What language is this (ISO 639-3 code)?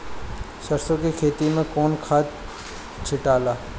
bho